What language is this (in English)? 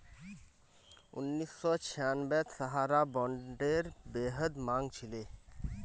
Magahi